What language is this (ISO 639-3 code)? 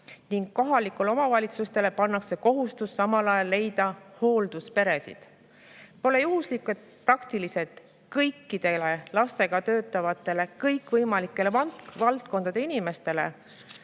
est